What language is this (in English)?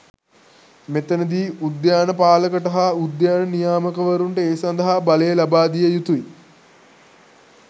Sinhala